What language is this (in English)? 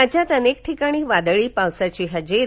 Marathi